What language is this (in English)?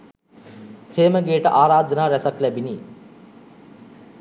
Sinhala